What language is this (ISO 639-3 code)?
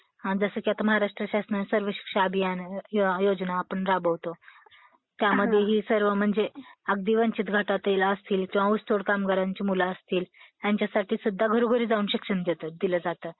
mar